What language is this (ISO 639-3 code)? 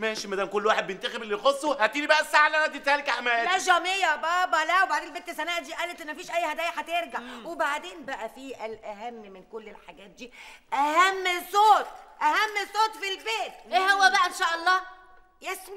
ara